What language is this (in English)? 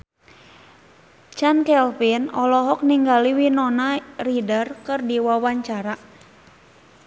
Sundanese